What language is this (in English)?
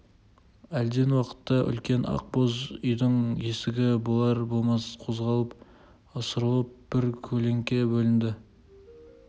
Kazakh